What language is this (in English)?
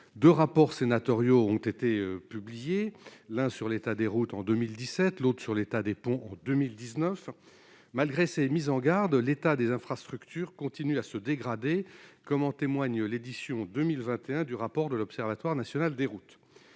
French